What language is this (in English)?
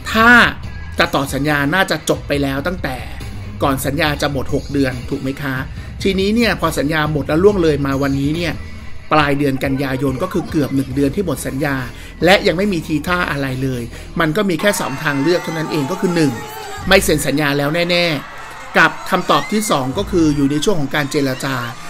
Thai